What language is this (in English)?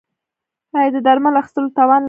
Pashto